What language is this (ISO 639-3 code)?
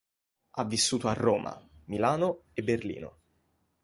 ita